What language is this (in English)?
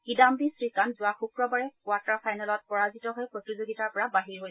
Assamese